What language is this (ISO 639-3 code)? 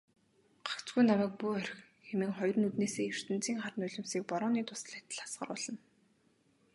mon